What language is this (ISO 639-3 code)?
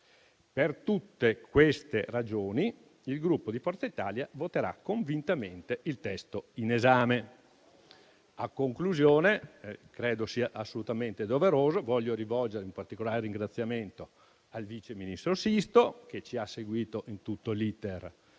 ita